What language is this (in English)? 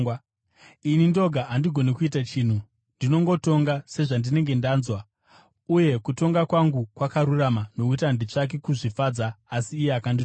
Shona